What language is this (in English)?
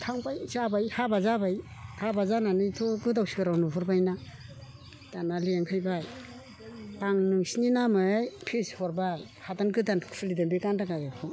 Bodo